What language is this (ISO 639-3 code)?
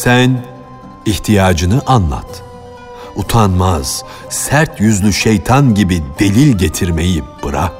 tur